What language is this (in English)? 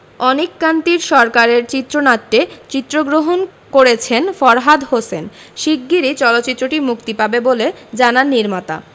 Bangla